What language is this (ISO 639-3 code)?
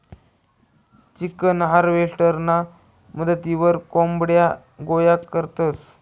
mar